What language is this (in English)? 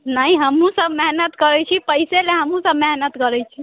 Maithili